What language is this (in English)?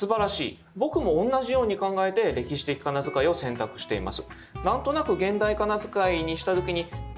Japanese